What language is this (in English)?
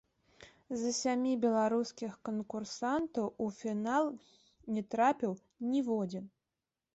Belarusian